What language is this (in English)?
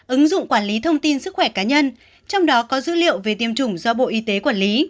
Vietnamese